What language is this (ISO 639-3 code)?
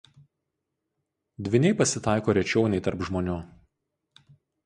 lit